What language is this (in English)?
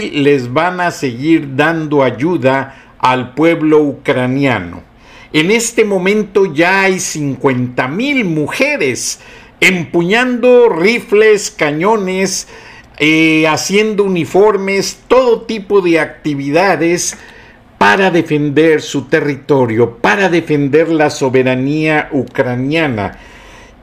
Spanish